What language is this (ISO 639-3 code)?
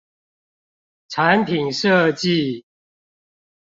zho